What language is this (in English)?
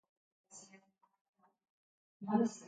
Basque